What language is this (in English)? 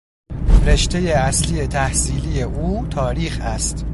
Persian